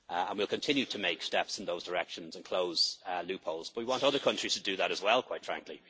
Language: English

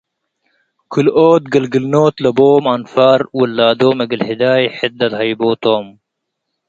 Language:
Tigre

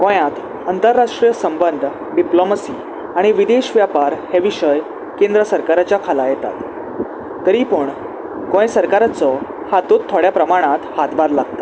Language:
Konkani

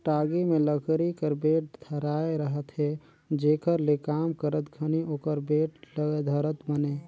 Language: Chhattisgarhi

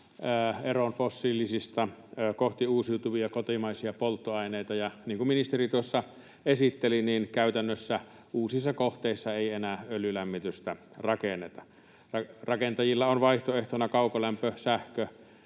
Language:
Finnish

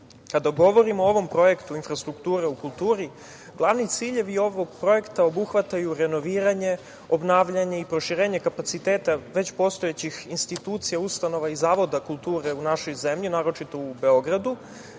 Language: Serbian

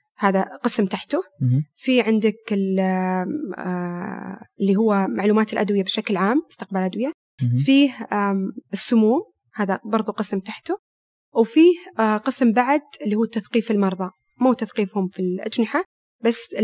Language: Arabic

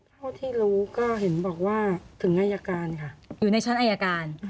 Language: Thai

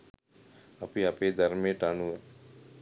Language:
Sinhala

